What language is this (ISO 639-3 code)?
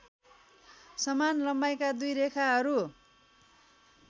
nep